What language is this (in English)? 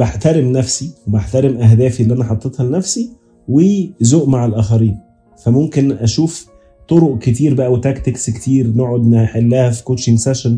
Arabic